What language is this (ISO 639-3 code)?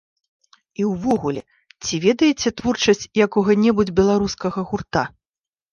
bel